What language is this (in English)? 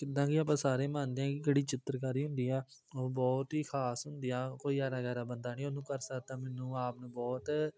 Punjabi